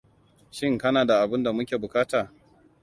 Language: Hausa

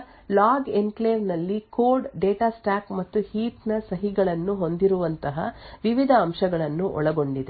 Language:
Kannada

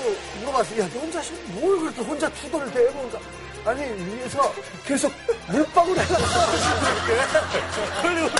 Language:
Korean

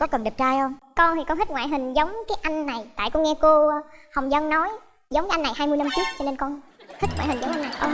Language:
Vietnamese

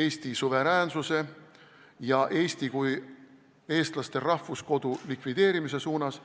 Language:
Estonian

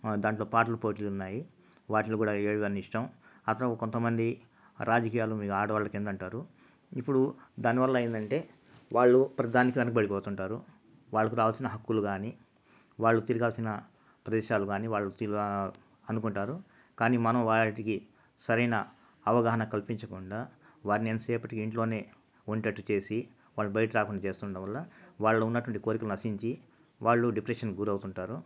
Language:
Telugu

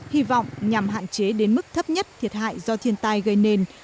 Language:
Vietnamese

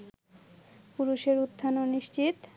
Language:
Bangla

